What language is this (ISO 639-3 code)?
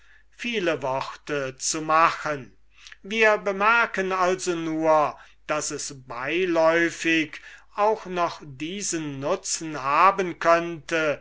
deu